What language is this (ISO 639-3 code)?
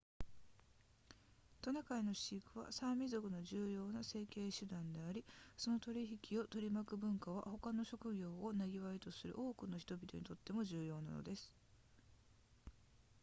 jpn